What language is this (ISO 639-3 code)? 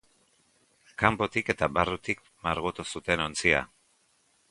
eus